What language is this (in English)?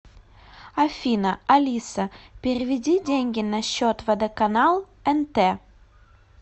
Russian